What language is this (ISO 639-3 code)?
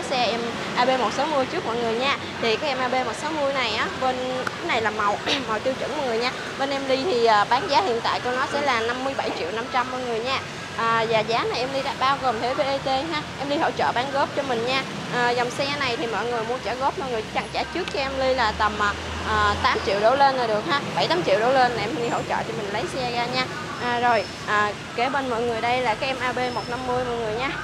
vie